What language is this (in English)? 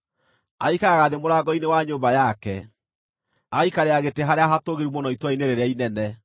Kikuyu